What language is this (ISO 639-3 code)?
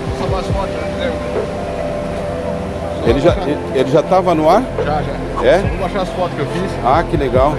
por